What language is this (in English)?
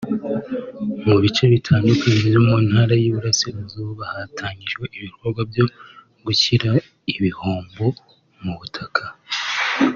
Kinyarwanda